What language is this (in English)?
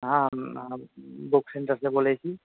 Maithili